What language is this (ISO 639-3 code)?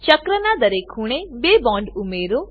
guj